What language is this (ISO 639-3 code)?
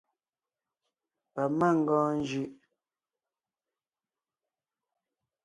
nnh